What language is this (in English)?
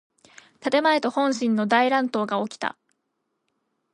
Japanese